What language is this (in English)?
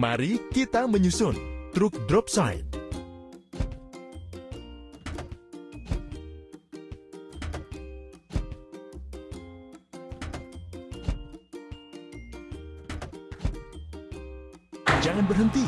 Indonesian